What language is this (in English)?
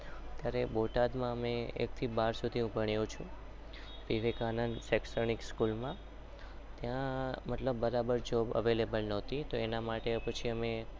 Gujarati